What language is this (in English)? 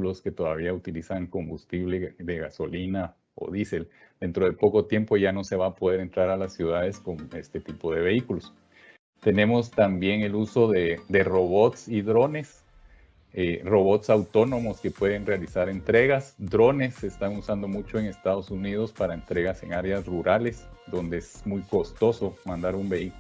Spanish